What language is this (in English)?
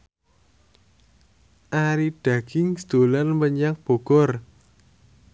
Javanese